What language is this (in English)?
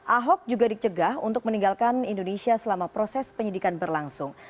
Indonesian